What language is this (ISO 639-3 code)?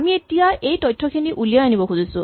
asm